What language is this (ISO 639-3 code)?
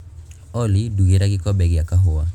kik